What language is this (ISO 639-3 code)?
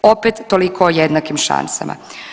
hrv